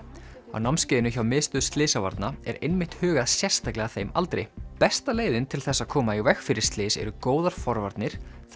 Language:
Icelandic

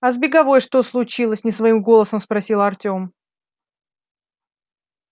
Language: Russian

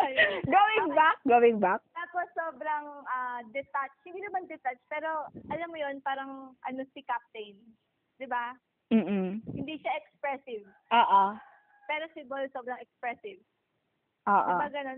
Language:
Filipino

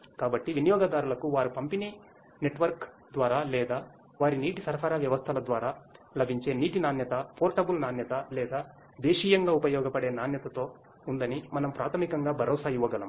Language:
Telugu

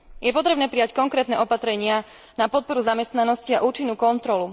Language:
Slovak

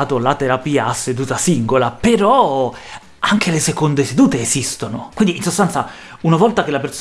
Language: Italian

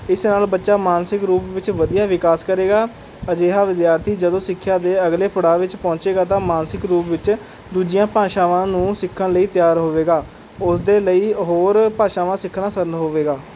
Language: Punjabi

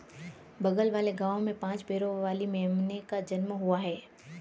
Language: Hindi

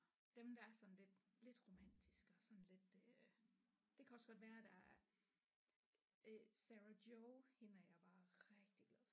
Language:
Danish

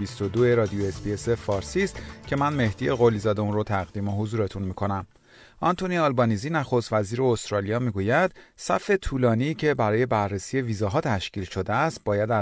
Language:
Persian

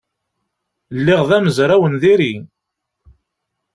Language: Kabyle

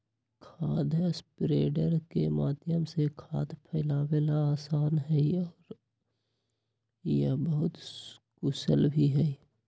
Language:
Magahi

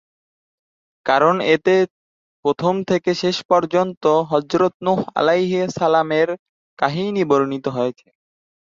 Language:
Bangla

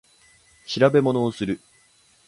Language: Japanese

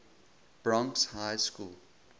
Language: English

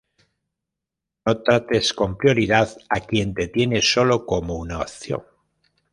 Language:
Spanish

